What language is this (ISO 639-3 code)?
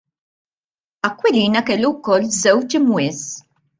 mlt